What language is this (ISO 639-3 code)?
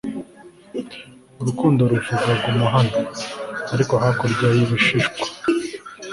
kin